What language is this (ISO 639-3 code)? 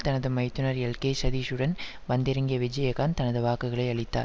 tam